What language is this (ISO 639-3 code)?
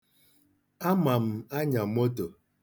ibo